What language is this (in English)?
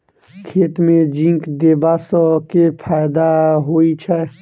Maithili